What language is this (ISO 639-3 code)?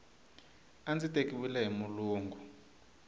tso